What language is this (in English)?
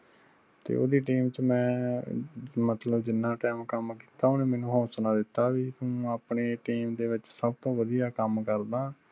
Punjabi